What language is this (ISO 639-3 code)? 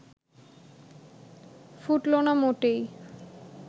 ben